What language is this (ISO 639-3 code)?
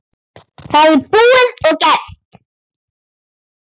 isl